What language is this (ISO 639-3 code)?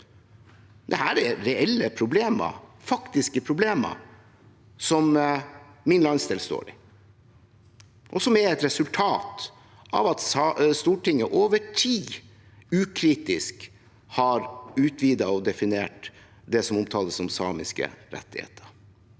nor